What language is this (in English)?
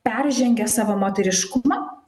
Lithuanian